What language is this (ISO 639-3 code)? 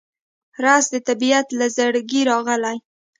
pus